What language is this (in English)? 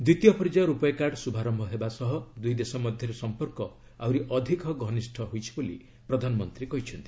Odia